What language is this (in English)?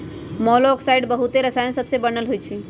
Magahi